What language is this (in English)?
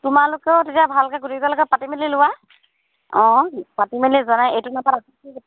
Assamese